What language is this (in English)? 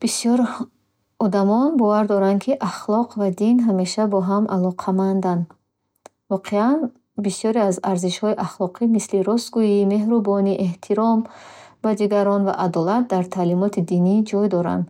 Bukharic